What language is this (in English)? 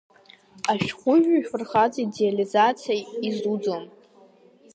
Abkhazian